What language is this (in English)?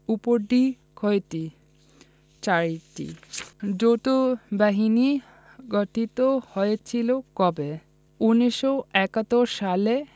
Bangla